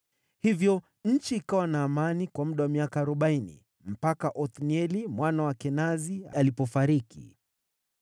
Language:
Swahili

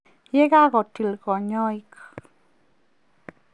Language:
Kalenjin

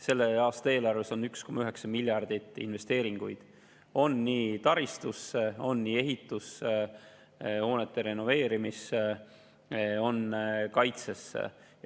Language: Estonian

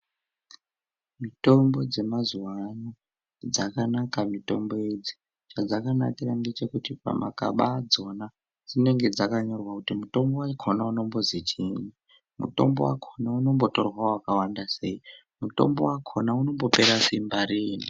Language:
Ndau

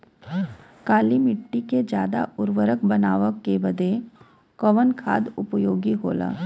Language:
Bhojpuri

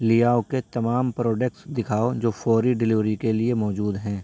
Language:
Urdu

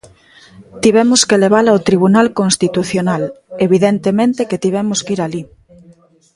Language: Galician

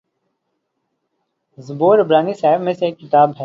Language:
Urdu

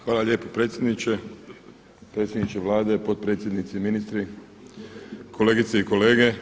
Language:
Croatian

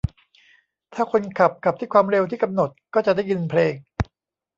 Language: Thai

